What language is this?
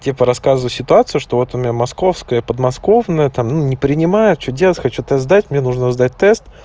Russian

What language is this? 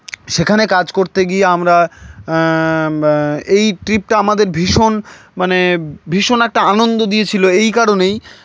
Bangla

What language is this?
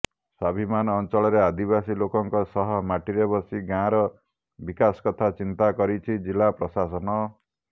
Odia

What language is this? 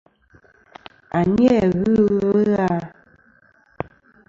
Kom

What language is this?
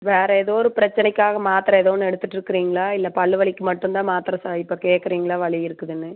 Tamil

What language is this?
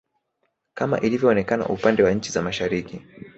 Swahili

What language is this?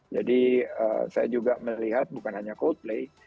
Indonesian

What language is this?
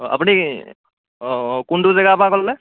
Assamese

